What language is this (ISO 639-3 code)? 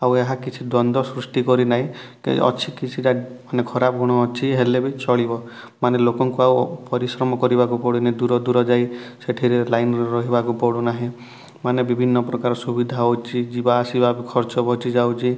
ori